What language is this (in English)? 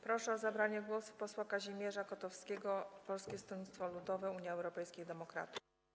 Polish